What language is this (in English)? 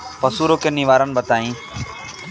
Bhojpuri